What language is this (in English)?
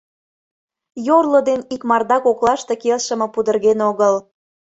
Mari